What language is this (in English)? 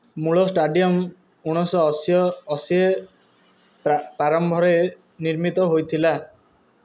Odia